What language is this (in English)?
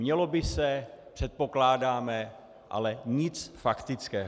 Czech